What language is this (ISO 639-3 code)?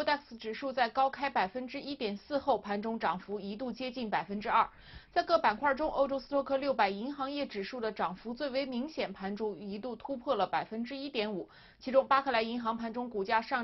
zho